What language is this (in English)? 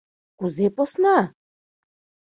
Mari